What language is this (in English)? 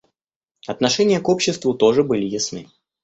Russian